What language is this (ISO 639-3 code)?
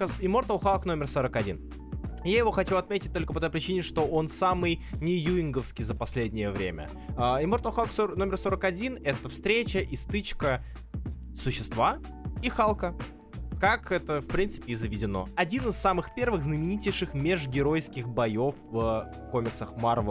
rus